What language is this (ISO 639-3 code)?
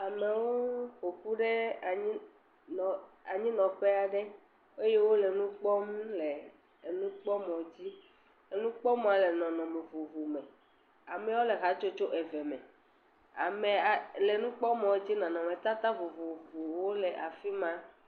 ewe